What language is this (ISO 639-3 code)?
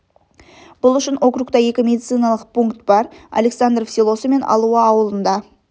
kaz